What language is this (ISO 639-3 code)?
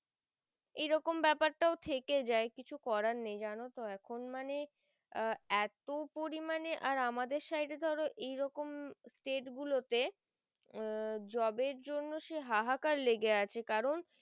ben